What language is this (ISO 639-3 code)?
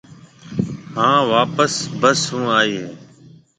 mve